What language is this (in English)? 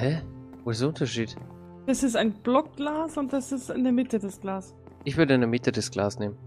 German